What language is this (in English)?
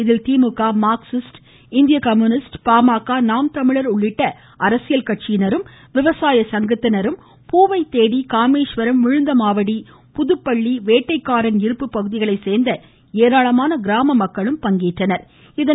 Tamil